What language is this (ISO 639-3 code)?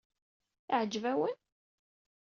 kab